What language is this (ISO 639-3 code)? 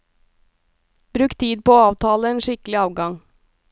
nor